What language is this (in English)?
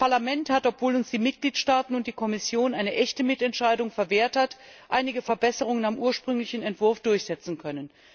German